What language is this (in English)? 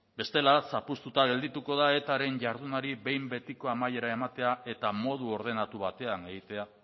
Basque